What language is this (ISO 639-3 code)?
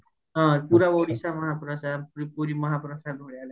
ori